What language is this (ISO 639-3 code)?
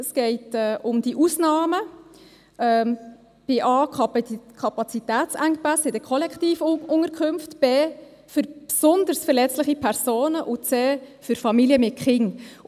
gsw